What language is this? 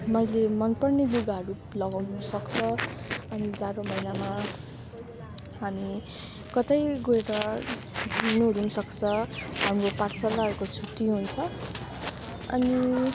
Nepali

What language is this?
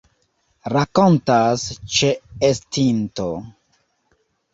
Esperanto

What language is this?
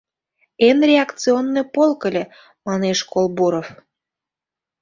Mari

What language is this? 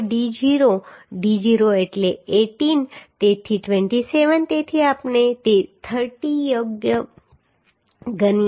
Gujarati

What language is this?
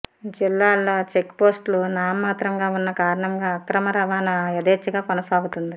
Telugu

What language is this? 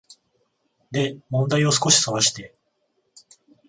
Japanese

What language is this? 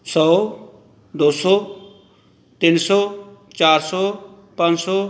Punjabi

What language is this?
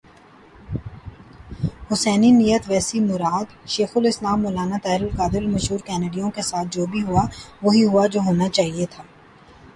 Urdu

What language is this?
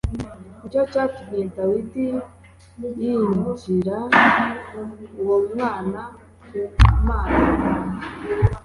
Kinyarwanda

